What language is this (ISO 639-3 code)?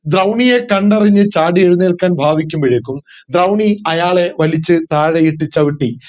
mal